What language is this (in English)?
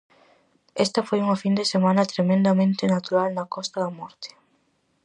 Galician